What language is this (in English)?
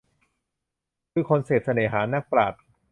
Thai